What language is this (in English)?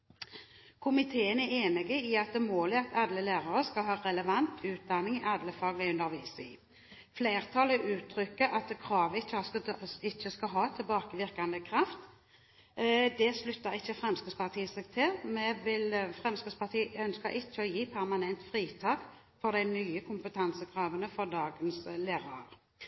Norwegian Bokmål